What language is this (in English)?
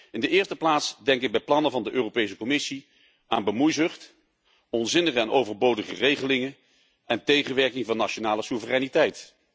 Dutch